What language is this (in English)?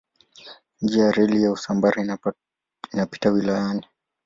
Swahili